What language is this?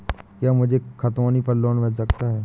Hindi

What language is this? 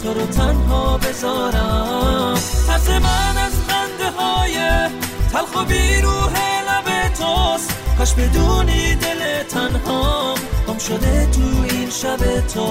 Persian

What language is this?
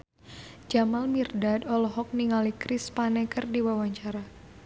Sundanese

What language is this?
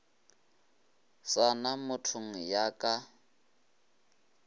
Northern Sotho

